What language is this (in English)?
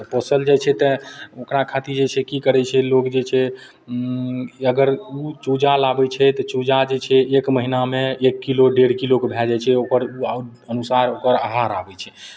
Maithili